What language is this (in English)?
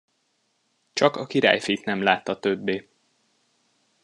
Hungarian